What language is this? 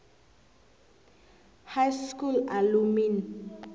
South Ndebele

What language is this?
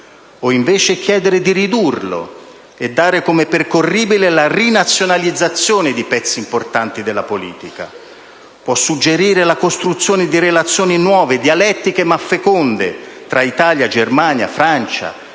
Italian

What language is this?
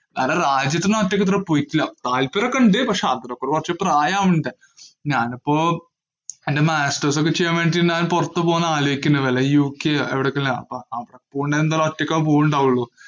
Malayalam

